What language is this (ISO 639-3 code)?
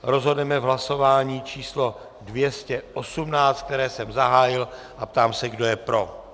ces